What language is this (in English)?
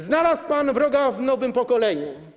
Polish